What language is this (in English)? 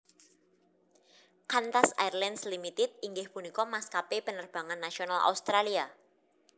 Javanese